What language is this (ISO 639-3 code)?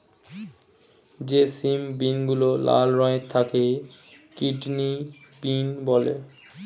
ben